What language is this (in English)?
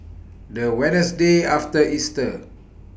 English